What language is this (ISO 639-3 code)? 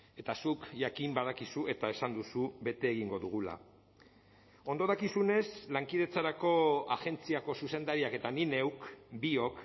eus